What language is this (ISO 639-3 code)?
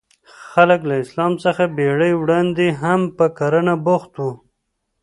pus